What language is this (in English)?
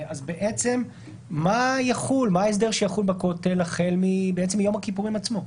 Hebrew